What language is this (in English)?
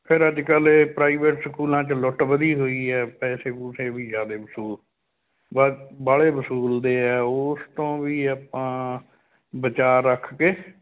Punjabi